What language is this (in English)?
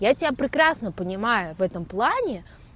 Russian